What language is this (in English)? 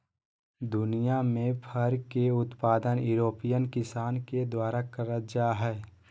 Magahi